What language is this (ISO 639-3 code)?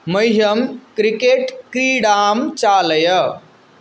san